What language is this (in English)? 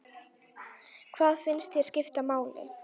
Icelandic